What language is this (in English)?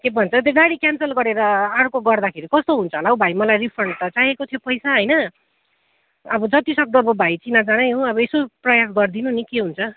Nepali